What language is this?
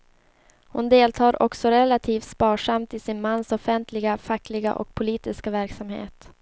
Swedish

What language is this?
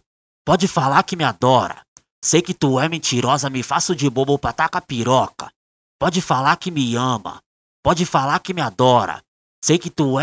Portuguese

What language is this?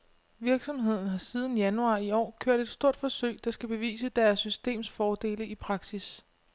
Danish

